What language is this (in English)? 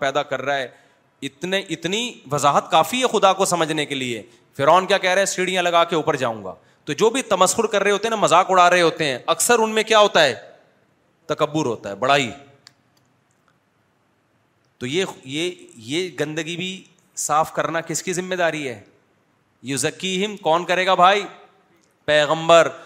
Urdu